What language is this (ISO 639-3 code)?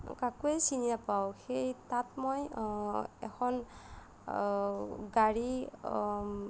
asm